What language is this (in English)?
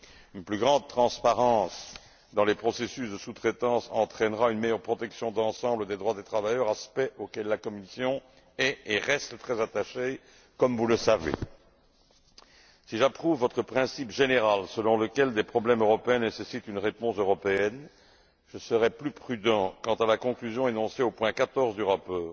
French